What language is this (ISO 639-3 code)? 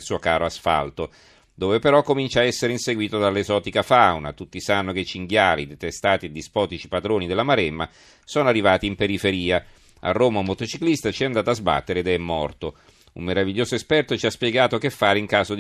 ita